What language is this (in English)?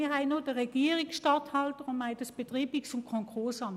Swiss German